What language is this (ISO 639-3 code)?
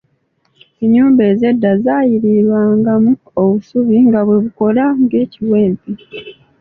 lug